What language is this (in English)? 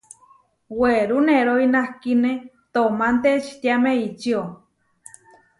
Huarijio